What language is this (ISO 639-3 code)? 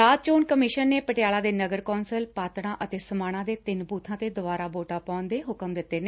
pan